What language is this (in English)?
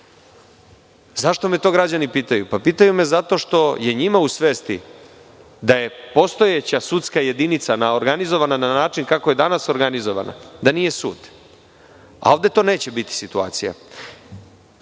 Serbian